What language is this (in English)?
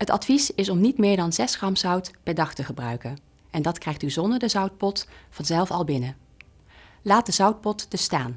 Dutch